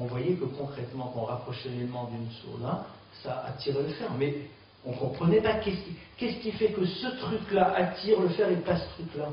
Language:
French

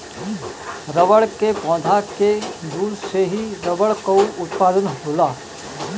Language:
Bhojpuri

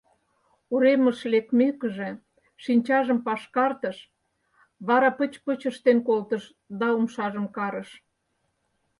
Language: Mari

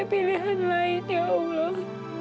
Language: Indonesian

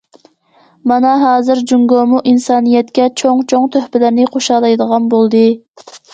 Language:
Uyghur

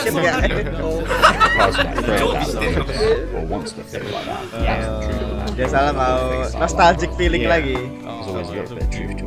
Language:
Indonesian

